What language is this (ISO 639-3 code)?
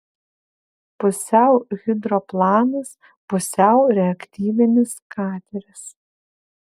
lit